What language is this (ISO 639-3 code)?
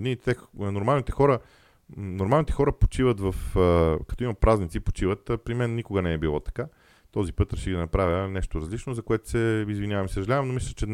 bul